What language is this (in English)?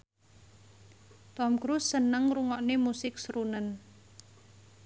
Javanese